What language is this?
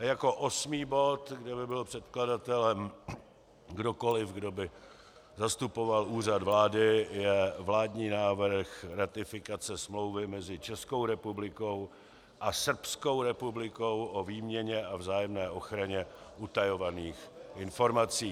Czech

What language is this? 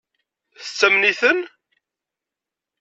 Kabyle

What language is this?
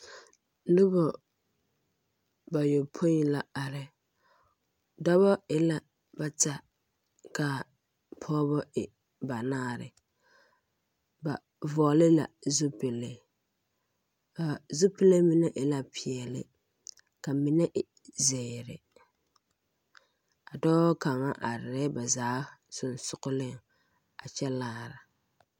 Southern Dagaare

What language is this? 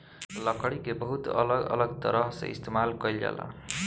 Bhojpuri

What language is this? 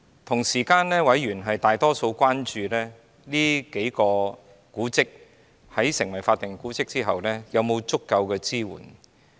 Cantonese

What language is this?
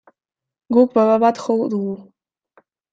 Basque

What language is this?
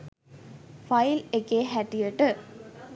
Sinhala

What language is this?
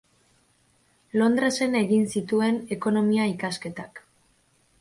Basque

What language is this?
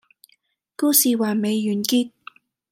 Cantonese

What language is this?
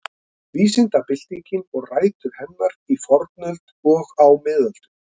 Icelandic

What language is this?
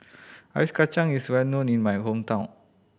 English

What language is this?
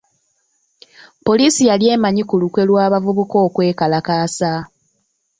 Ganda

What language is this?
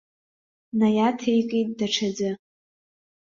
Abkhazian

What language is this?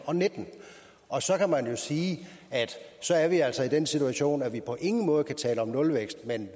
Danish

